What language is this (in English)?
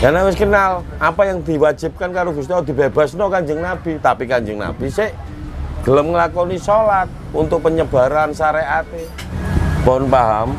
Indonesian